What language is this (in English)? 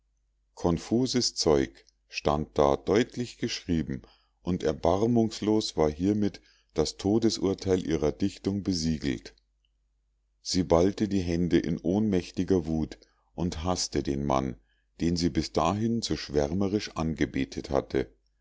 German